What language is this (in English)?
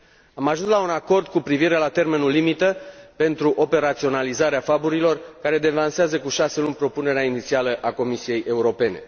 Romanian